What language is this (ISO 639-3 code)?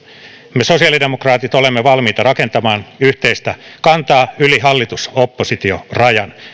fin